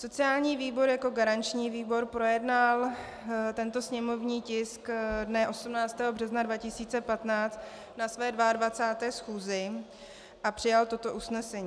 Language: Czech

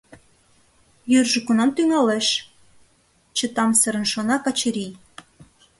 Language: Mari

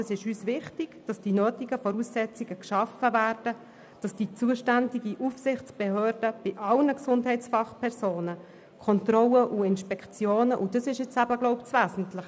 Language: Swiss German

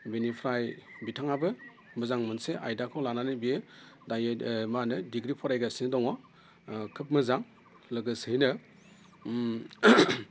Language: Bodo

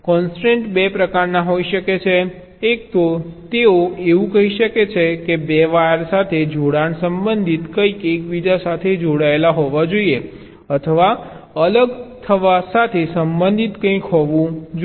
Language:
Gujarati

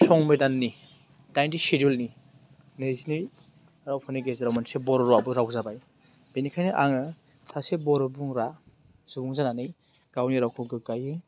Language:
Bodo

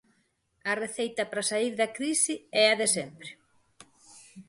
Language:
Galician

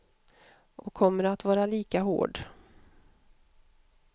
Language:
Swedish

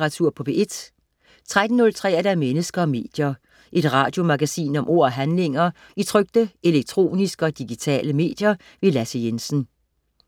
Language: Danish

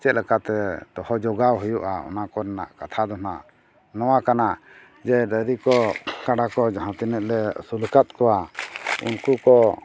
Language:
Santali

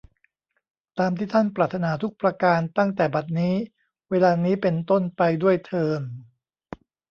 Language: Thai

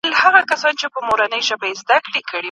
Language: Pashto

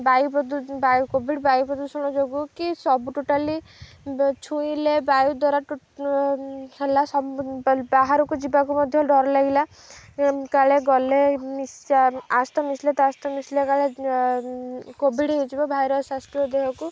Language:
Odia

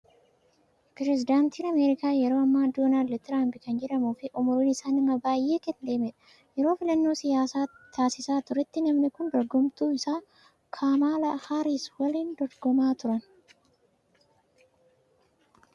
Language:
Oromo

